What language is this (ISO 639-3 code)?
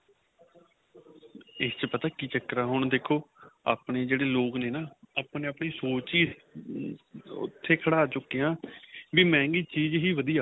pan